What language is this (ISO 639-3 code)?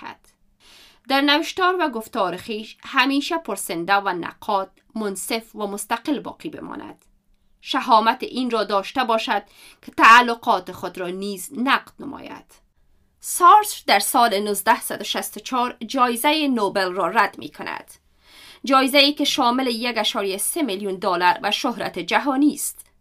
fas